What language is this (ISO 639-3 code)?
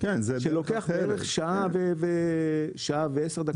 heb